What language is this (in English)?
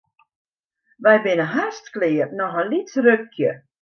Western Frisian